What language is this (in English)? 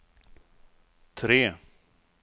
Swedish